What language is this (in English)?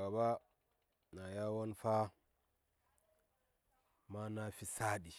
Saya